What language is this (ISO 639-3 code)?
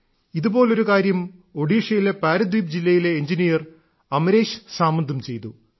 mal